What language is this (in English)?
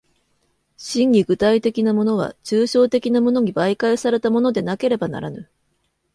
Japanese